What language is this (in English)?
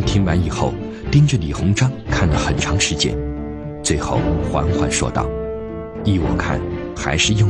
Chinese